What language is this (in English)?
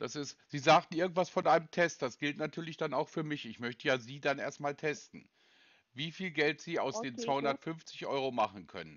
German